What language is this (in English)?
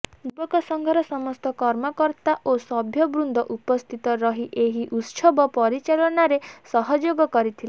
Odia